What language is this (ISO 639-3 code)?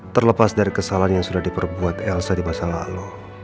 ind